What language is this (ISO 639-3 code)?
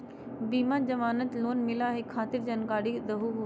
mag